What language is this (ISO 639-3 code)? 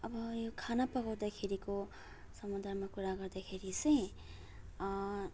nep